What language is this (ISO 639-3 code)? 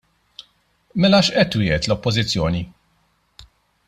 mlt